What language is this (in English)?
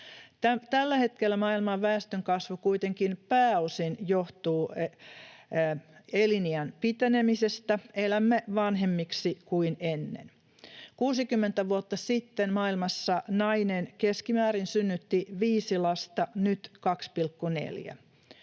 Finnish